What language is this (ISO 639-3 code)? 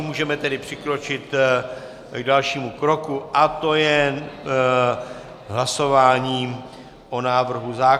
ces